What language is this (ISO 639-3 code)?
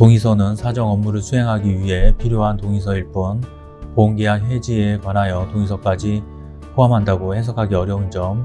kor